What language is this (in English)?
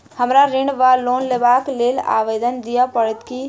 Maithili